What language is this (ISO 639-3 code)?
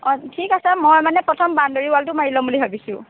asm